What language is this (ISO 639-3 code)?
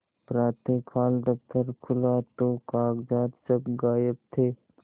hin